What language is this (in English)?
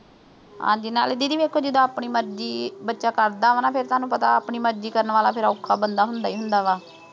Punjabi